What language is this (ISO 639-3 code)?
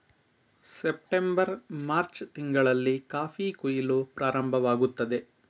kan